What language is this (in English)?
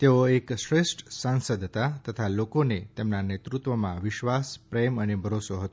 Gujarati